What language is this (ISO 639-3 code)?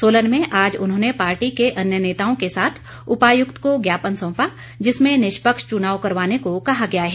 hin